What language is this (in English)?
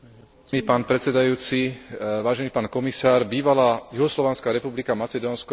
Slovak